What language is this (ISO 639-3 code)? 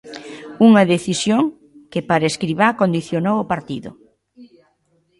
glg